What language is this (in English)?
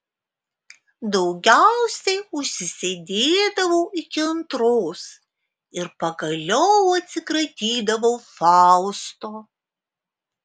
Lithuanian